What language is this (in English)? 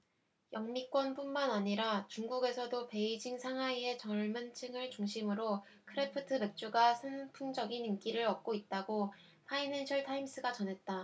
Korean